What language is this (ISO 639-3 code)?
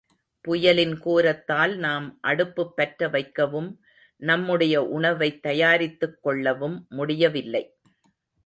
tam